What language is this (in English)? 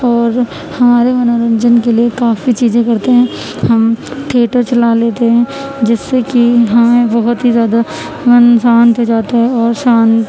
Urdu